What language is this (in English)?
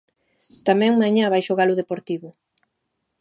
Galician